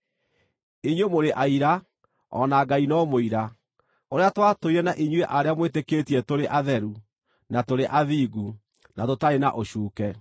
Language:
Kikuyu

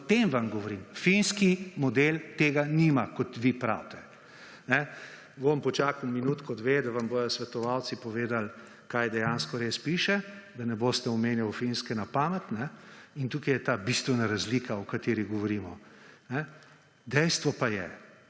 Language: Slovenian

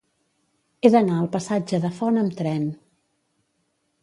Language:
Catalan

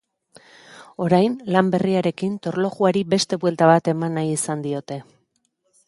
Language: Basque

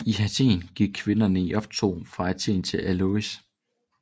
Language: Danish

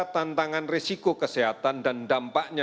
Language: Indonesian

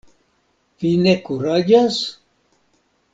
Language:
Esperanto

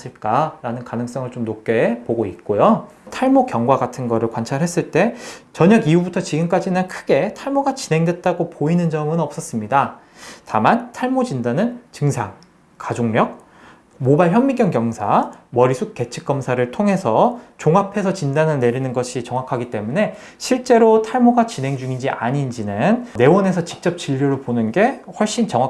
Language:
Korean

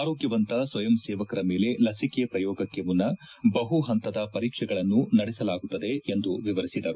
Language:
Kannada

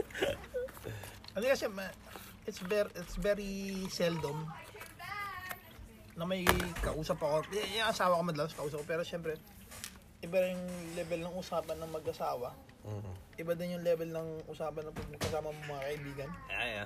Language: Filipino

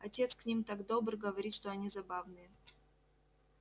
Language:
Russian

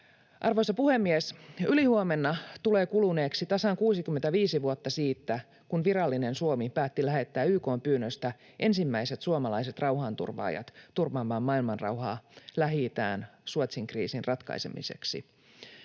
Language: Finnish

